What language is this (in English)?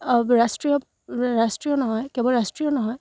Assamese